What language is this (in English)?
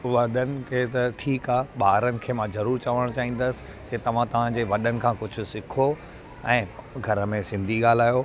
Sindhi